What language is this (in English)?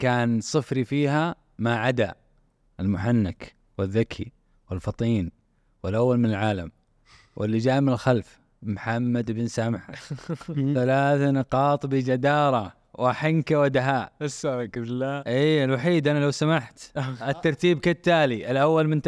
Arabic